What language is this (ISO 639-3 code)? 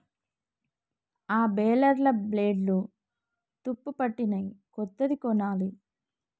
tel